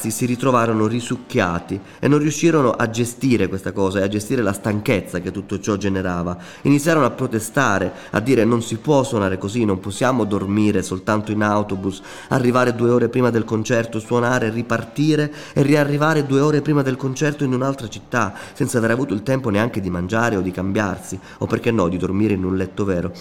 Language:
Italian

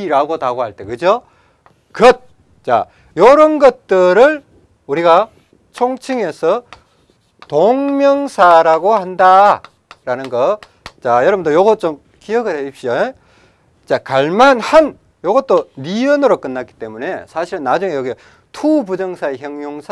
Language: Korean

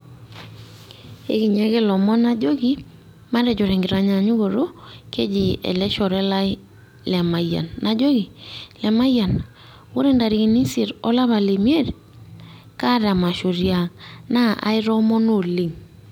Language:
Masai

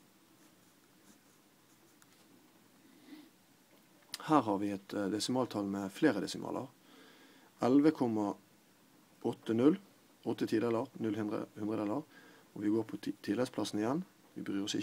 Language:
French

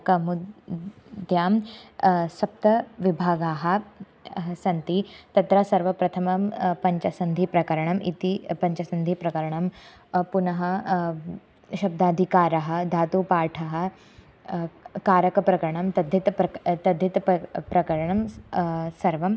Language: Sanskrit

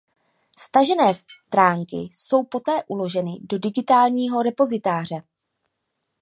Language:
Czech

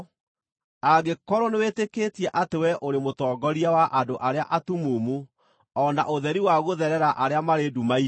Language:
Kikuyu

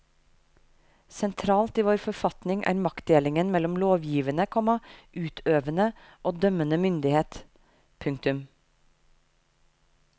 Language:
Norwegian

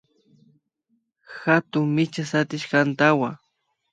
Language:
Imbabura Highland Quichua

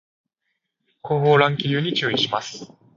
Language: Japanese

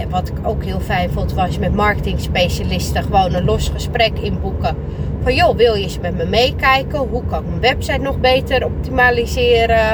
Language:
Dutch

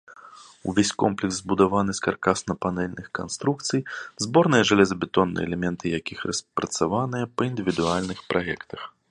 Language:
Belarusian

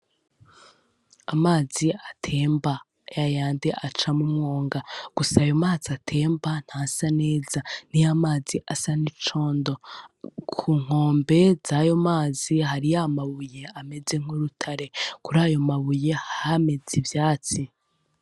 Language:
Rundi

